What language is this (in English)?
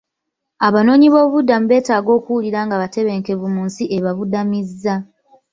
Ganda